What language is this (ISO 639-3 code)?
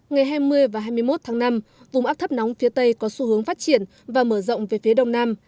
vie